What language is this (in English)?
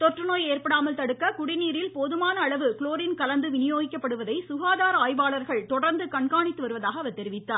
Tamil